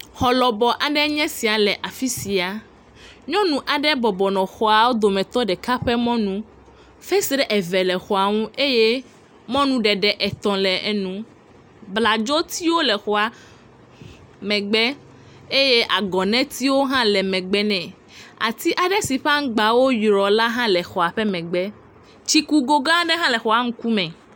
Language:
Ewe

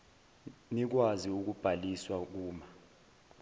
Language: Zulu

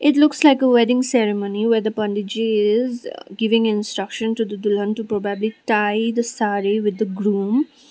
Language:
English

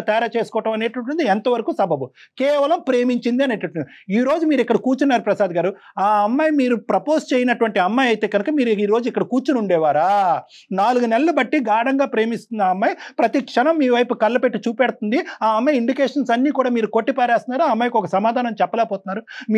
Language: Telugu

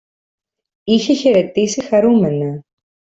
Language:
Greek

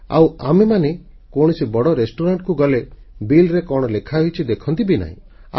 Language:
Odia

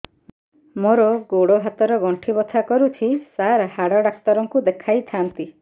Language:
Odia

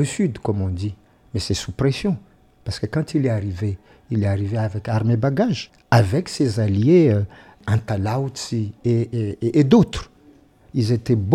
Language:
French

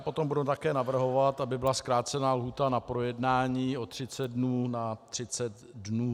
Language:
Czech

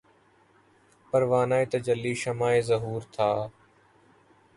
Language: Urdu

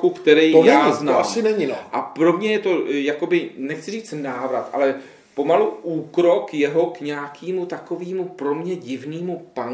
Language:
Czech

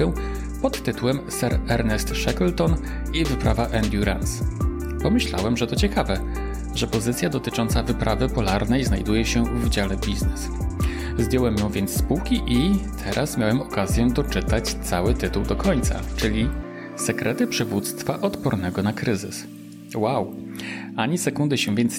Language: Polish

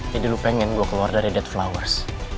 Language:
Indonesian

